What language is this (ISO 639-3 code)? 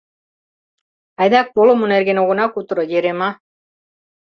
chm